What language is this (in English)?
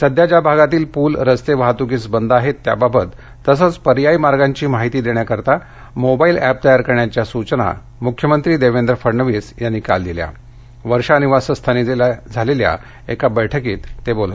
Marathi